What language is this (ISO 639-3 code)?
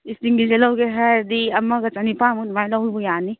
mni